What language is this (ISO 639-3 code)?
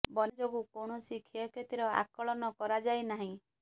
ori